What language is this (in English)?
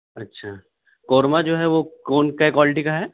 Urdu